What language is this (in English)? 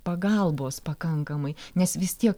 Lithuanian